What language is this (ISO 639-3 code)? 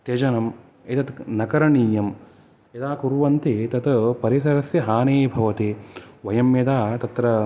san